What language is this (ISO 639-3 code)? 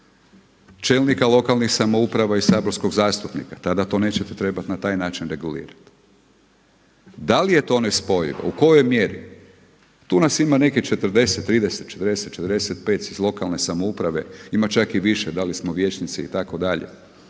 hrv